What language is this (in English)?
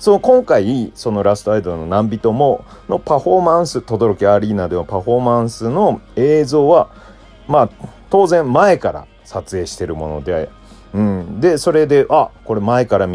Japanese